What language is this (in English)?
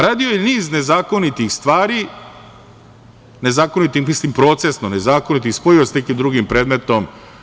Serbian